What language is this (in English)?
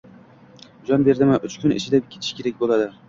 Uzbek